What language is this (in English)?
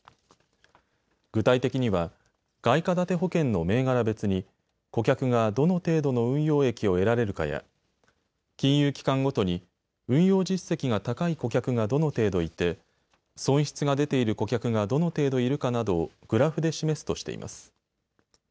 Japanese